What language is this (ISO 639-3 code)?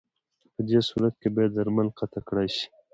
pus